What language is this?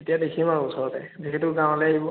Assamese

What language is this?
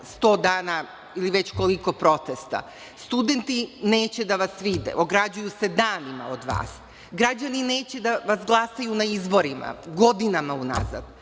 Serbian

